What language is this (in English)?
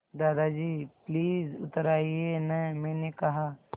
Hindi